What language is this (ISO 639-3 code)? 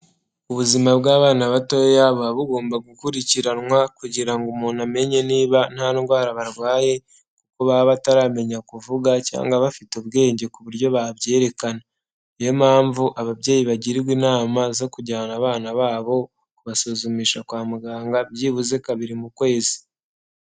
kin